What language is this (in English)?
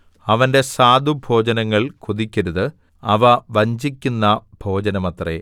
Malayalam